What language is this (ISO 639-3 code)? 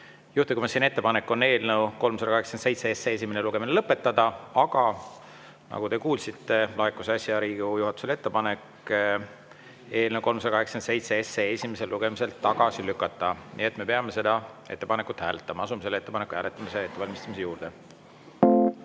est